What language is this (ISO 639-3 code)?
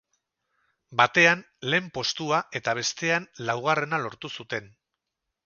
eus